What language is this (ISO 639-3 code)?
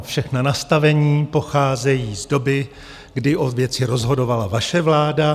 ces